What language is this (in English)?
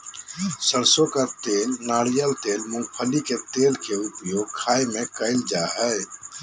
Magahi